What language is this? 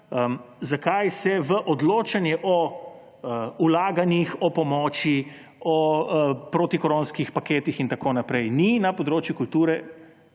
Slovenian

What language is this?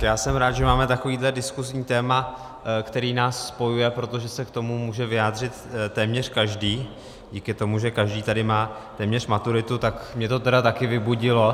Czech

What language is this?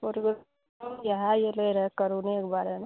Maithili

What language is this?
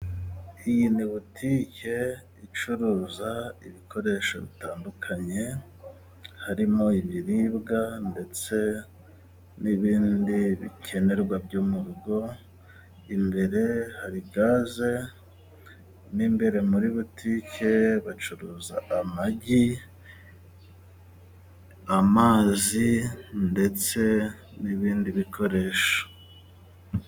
Kinyarwanda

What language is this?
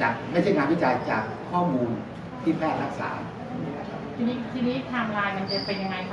Thai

